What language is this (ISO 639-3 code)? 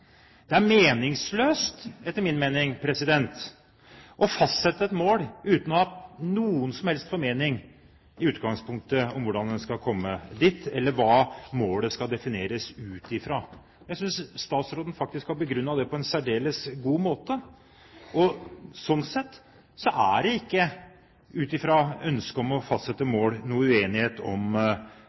nob